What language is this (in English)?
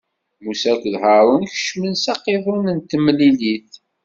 Kabyle